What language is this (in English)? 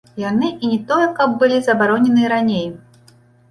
Belarusian